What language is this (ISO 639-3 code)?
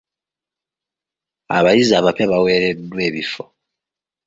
lug